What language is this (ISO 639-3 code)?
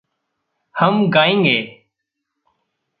hin